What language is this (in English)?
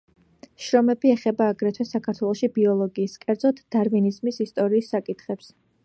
Georgian